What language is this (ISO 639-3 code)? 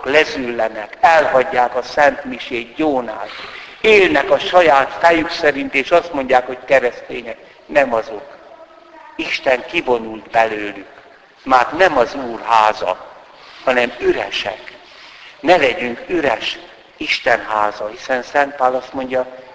hun